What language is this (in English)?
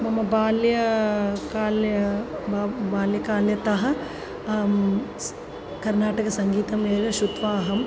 Sanskrit